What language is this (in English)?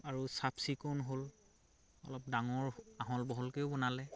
Assamese